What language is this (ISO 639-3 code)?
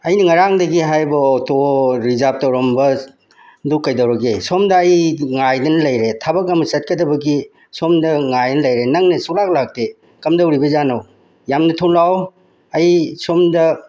mni